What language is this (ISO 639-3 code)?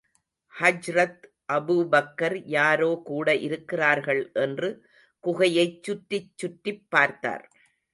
tam